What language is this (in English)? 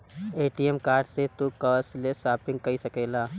Bhojpuri